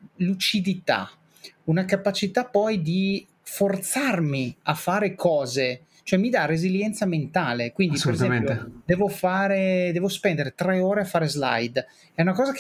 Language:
Italian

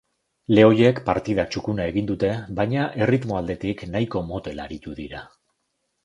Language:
Basque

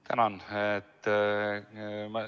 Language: Estonian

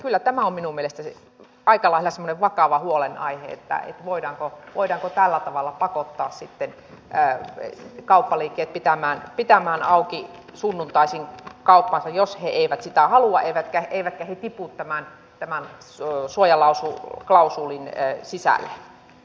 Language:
Finnish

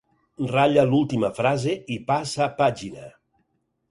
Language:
Catalan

